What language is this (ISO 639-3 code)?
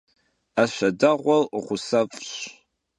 kbd